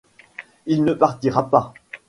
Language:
French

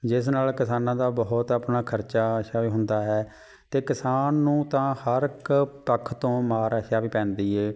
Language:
Punjabi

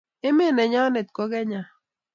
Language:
Kalenjin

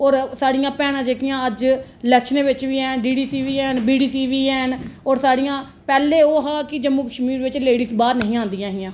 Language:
Dogri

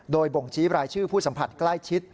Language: Thai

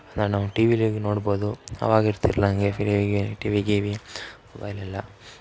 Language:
Kannada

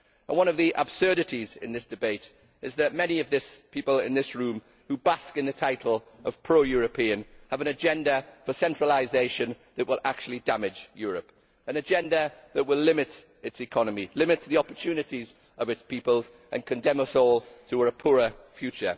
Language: English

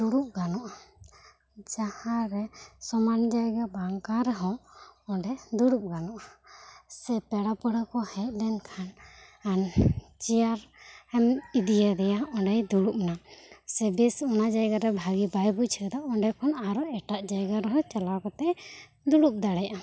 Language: Santali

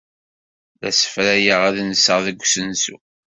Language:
Kabyle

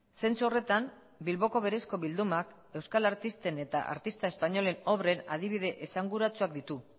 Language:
Basque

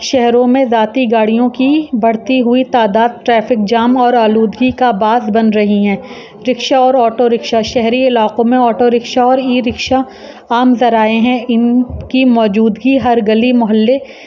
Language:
Urdu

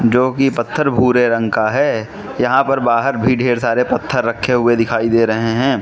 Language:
Hindi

